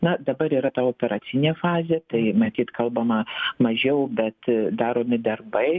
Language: Lithuanian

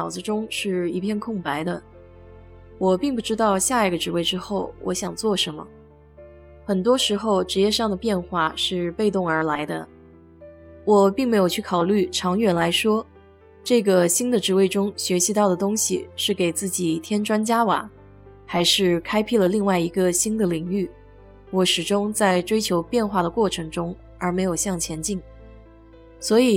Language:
Chinese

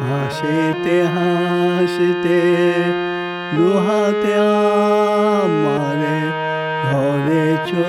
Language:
Hungarian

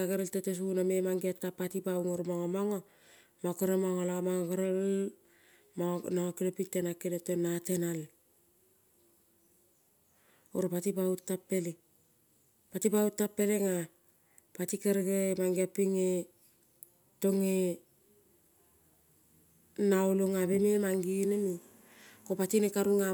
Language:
Kol (Papua New Guinea)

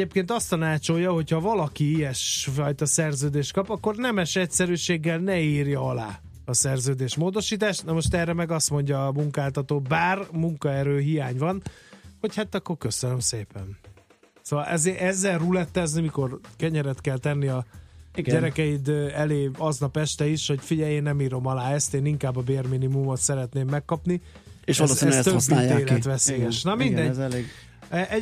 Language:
Hungarian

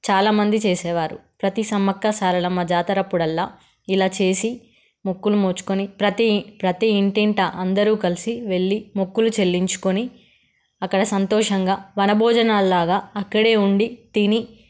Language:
Telugu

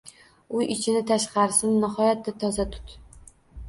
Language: Uzbek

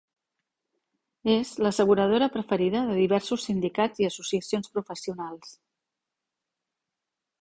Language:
Catalan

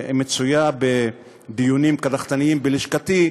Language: Hebrew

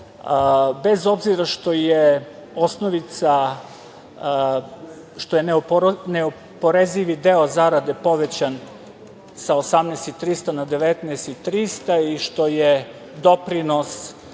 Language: Serbian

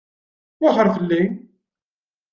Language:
Kabyle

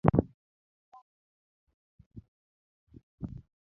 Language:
Luo (Kenya and Tanzania)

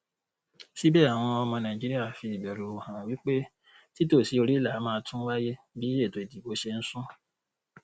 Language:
Yoruba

